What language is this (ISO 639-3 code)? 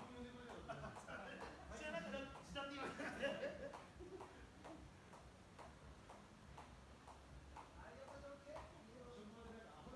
jpn